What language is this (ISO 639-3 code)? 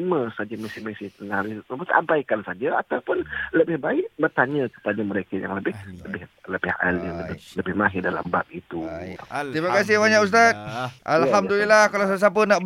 msa